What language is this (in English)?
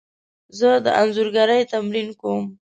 Pashto